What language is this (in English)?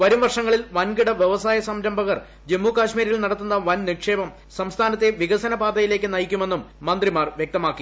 Malayalam